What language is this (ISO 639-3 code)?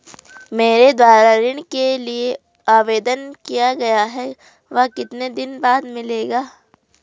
hin